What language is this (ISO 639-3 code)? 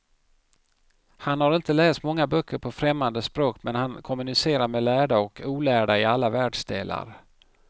swe